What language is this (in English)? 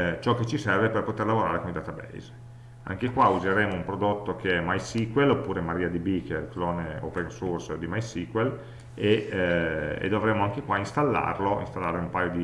Italian